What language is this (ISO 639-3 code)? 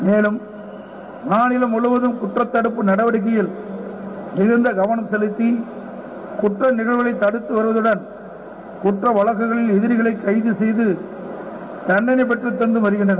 tam